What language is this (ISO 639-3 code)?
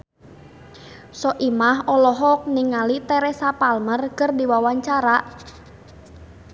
sun